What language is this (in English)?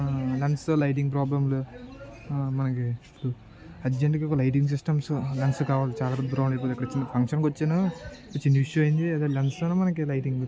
Telugu